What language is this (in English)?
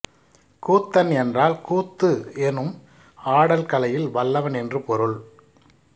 Tamil